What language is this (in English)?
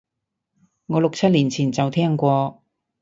Cantonese